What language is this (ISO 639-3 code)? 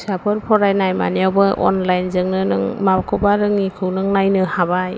brx